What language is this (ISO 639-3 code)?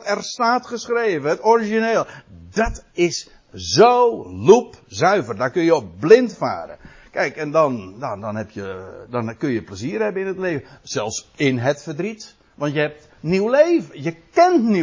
nld